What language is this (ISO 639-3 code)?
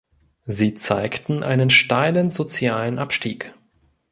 deu